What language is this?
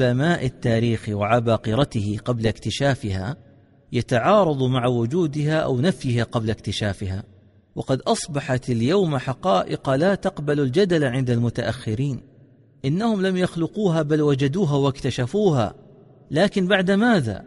Arabic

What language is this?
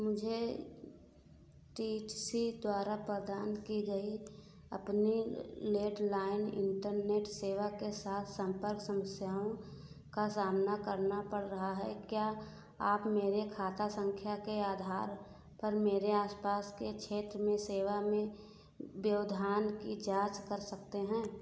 Hindi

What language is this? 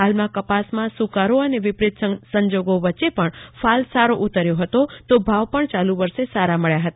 Gujarati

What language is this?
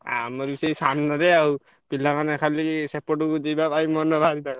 Odia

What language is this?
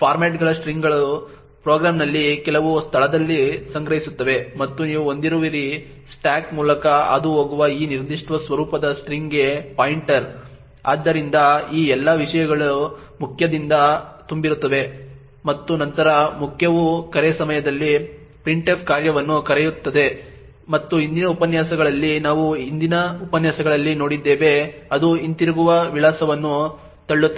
Kannada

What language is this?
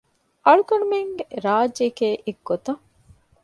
Divehi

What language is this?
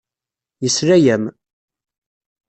Kabyle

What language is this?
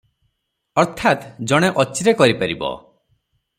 Odia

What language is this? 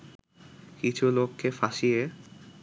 Bangla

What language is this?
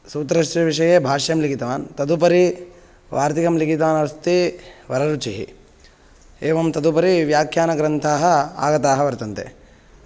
Sanskrit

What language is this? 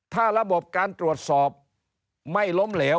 Thai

